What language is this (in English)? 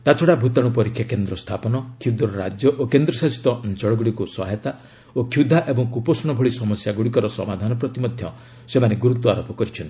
Odia